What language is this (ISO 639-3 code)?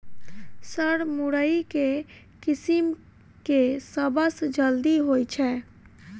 mai